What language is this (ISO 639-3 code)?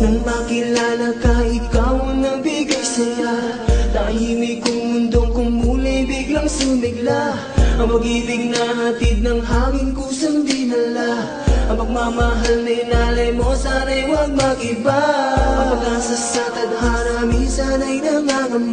vie